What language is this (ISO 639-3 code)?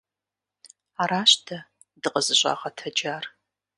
kbd